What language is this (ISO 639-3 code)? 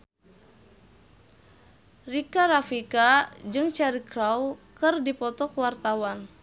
sun